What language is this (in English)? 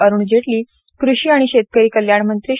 Marathi